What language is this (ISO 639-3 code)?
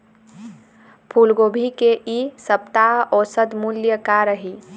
hne